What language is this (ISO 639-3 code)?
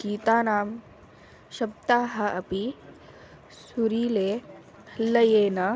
san